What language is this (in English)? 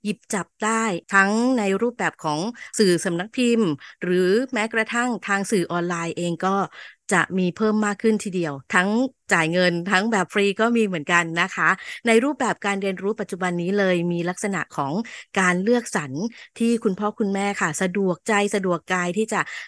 Thai